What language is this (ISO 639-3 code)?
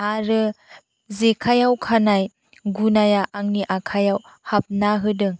brx